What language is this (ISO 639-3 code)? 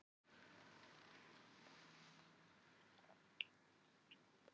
isl